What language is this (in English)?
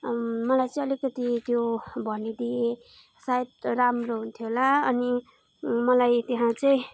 Nepali